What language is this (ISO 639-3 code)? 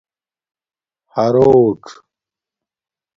dmk